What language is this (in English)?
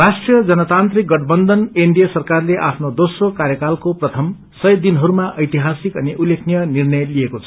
Nepali